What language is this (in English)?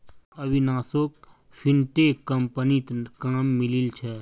Magahi